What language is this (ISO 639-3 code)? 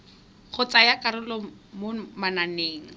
tsn